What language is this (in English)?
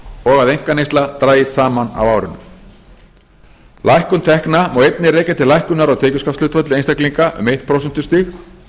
Icelandic